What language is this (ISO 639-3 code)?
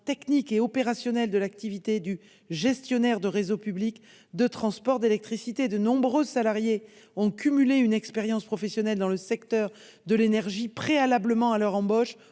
fra